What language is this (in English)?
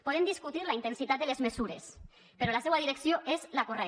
Catalan